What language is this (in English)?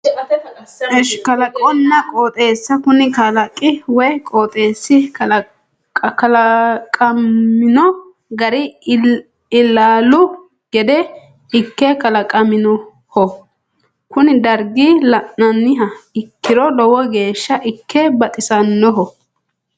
Sidamo